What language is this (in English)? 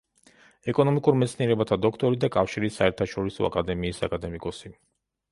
Georgian